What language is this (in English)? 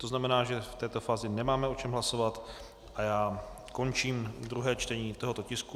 Czech